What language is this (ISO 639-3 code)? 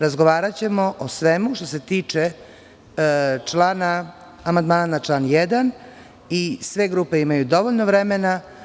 srp